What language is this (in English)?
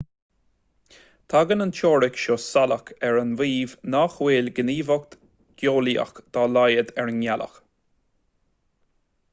Irish